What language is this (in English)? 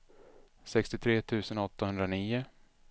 Swedish